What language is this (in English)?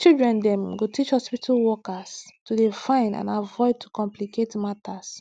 Nigerian Pidgin